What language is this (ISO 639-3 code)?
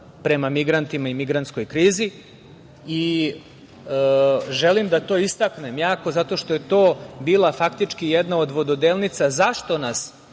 srp